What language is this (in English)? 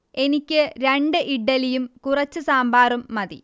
Malayalam